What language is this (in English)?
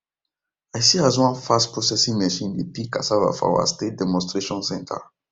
Nigerian Pidgin